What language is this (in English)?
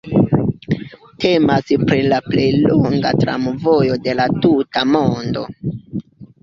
Esperanto